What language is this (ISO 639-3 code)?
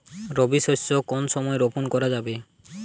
ben